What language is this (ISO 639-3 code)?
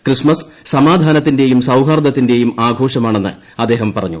mal